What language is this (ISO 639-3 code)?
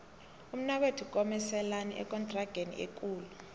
nbl